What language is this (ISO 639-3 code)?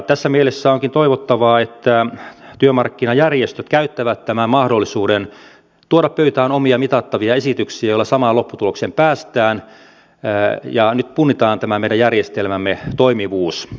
fin